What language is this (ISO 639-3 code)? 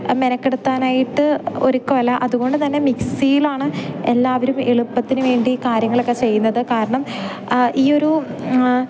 mal